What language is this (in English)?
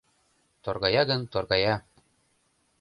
Mari